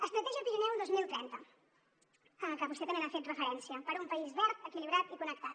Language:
Catalan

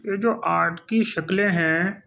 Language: Urdu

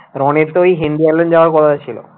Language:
Bangla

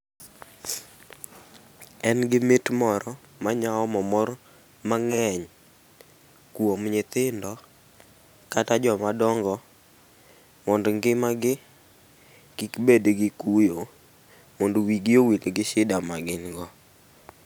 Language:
Luo (Kenya and Tanzania)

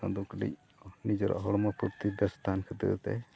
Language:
Santali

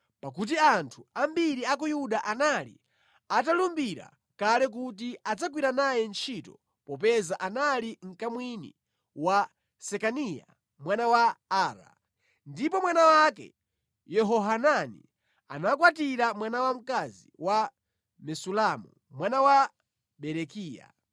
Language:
Nyanja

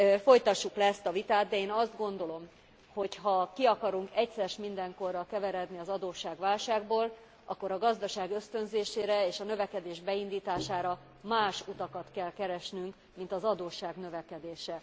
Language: Hungarian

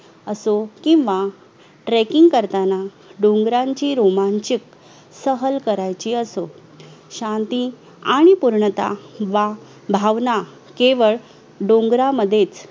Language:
Marathi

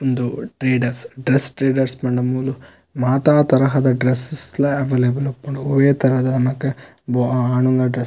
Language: Tulu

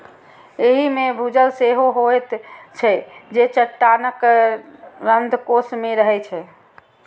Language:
Maithili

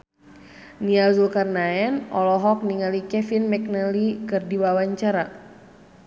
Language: Sundanese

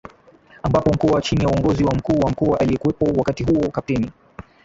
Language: Swahili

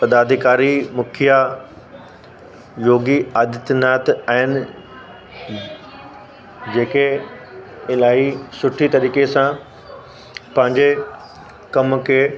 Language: Sindhi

